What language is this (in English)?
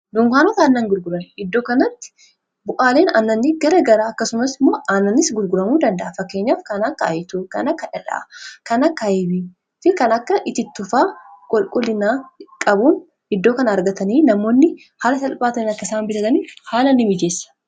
Oromo